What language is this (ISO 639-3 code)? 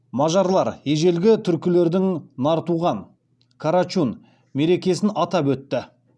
kaz